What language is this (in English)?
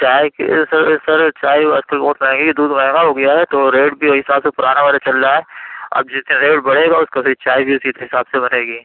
Urdu